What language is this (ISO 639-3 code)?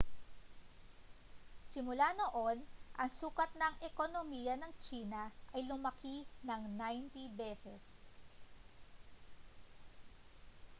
fil